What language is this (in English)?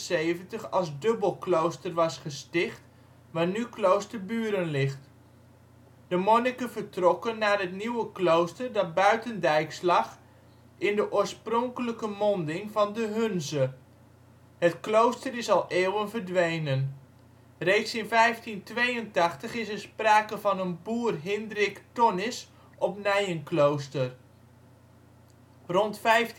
Dutch